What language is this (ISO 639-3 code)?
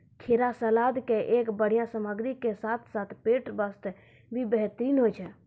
mai